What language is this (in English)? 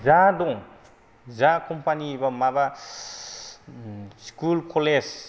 Bodo